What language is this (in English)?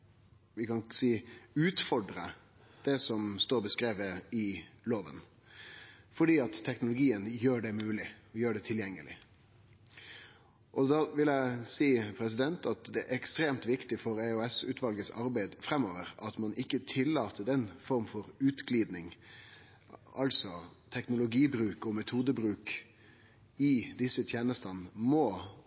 Norwegian Nynorsk